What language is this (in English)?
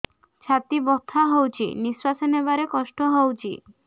Odia